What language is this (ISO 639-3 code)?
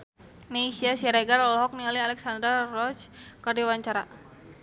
sun